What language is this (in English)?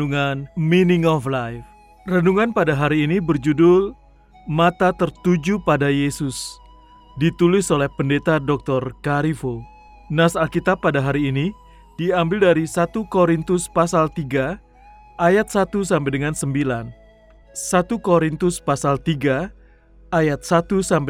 Indonesian